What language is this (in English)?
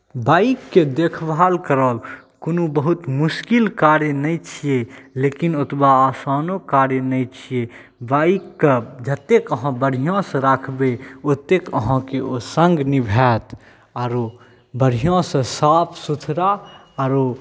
Maithili